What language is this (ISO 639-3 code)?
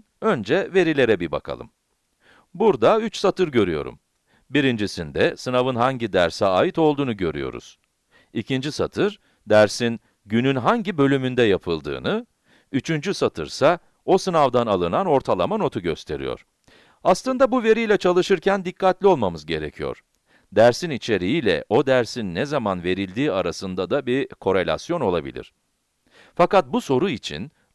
tur